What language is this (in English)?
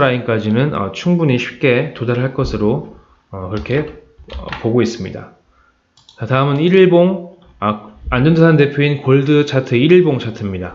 Korean